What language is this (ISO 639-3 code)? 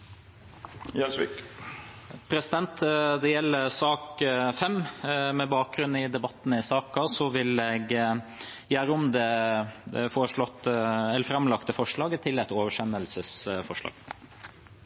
nor